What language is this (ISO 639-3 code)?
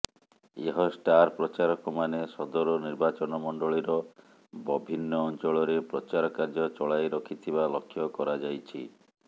ori